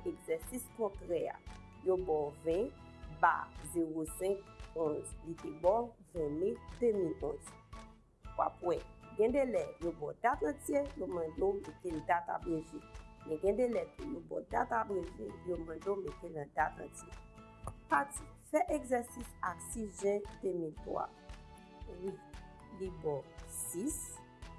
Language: French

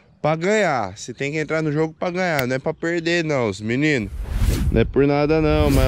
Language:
Portuguese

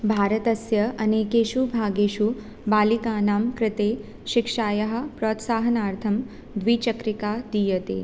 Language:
Sanskrit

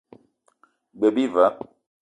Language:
Eton (Cameroon)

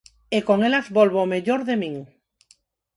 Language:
Galician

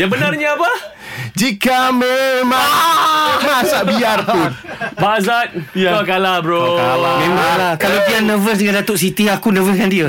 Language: Malay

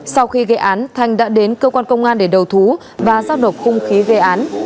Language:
Vietnamese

